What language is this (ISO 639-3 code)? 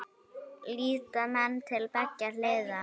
isl